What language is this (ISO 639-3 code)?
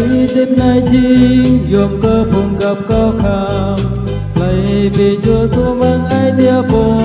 vie